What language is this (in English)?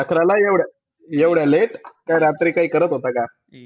Marathi